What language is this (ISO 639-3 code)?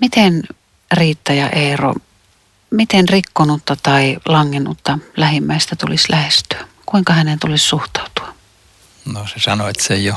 fin